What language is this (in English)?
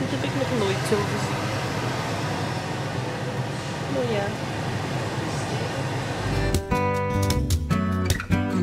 Dutch